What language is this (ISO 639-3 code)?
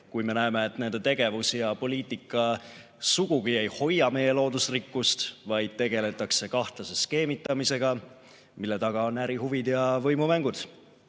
est